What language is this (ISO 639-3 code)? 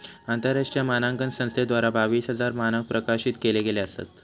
mar